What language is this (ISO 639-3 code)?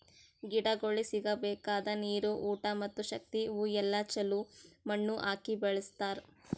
kan